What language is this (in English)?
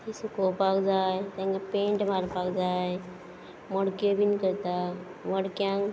Konkani